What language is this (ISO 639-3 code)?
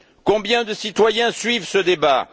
fra